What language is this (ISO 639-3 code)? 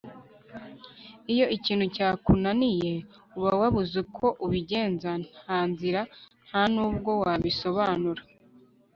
kin